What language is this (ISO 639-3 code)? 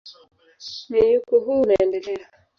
swa